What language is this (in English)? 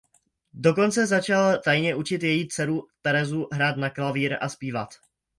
Czech